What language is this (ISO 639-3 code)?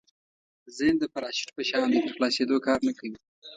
pus